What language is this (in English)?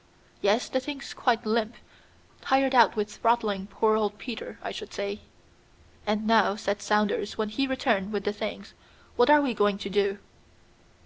English